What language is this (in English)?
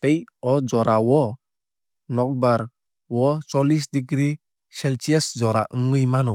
Kok Borok